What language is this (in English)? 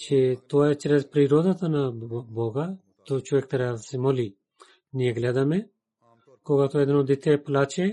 Bulgarian